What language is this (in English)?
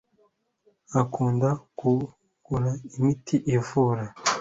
Kinyarwanda